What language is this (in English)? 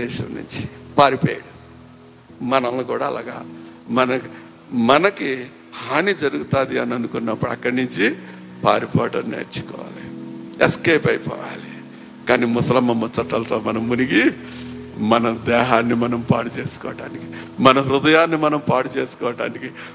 Telugu